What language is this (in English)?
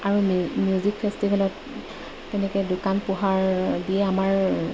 Assamese